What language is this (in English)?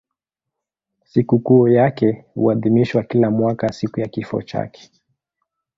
Swahili